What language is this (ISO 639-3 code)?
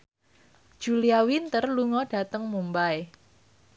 jav